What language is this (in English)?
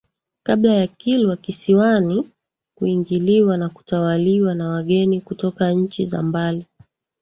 Swahili